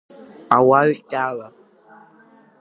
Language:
Abkhazian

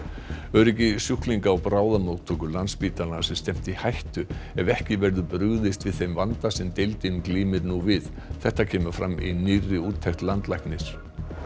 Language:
Icelandic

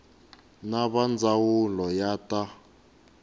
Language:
Tsonga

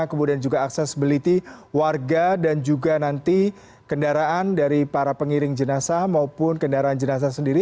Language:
Indonesian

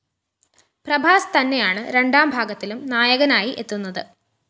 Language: Malayalam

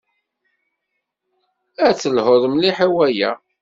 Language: Kabyle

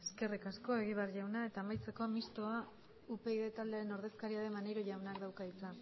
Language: Basque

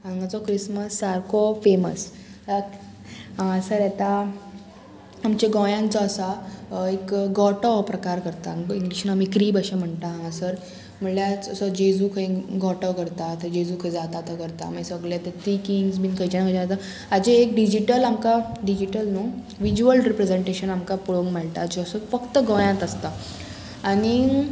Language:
Konkani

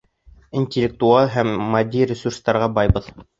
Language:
Bashkir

